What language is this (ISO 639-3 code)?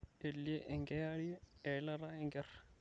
mas